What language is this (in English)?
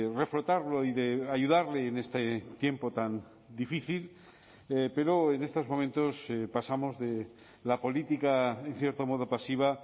Spanish